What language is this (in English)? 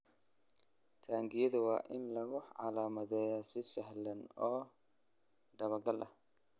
Somali